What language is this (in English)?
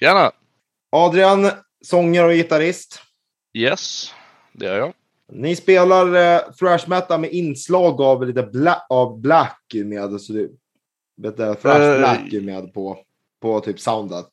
Swedish